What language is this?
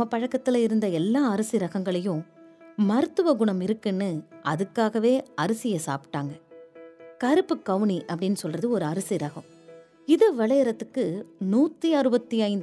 Tamil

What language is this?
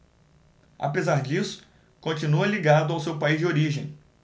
Portuguese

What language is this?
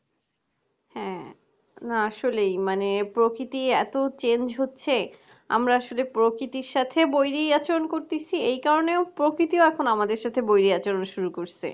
Bangla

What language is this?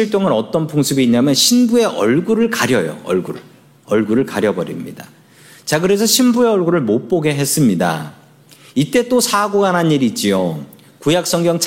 Korean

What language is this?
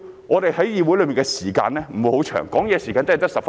Cantonese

